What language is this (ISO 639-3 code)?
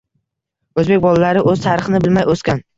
uzb